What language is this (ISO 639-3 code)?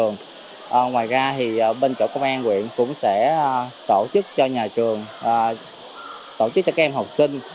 vie